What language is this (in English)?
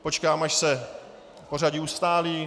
Czech